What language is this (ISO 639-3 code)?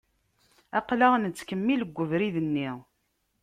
kab